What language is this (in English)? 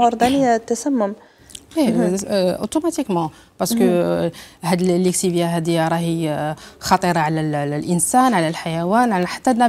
Arabic